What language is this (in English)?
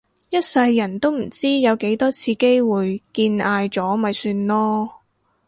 Cantonese